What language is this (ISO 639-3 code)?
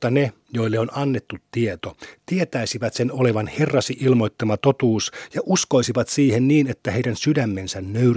fin